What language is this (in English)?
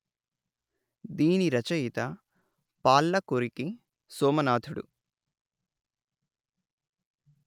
Telugu